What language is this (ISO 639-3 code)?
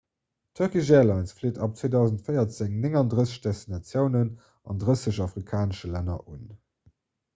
ltz